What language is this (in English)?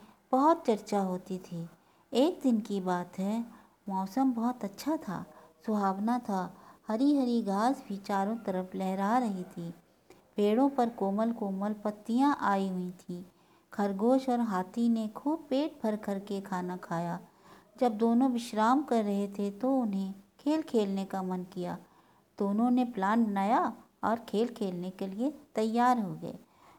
Hindi